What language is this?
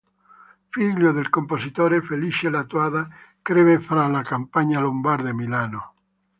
Italian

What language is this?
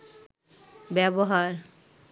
Bangla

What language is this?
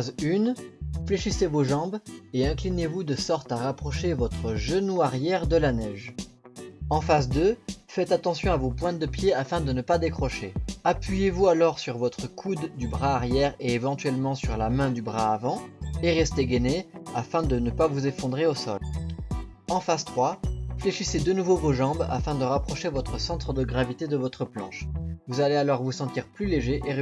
French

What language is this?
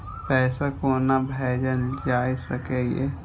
Maithili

